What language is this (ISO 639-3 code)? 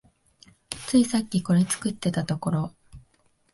jpn